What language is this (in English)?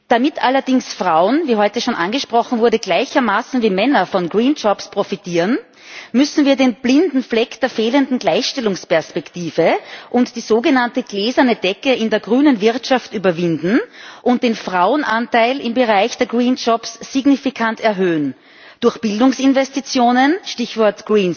German